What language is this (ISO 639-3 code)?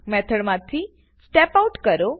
guj